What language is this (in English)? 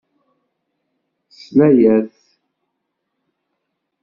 Kabyle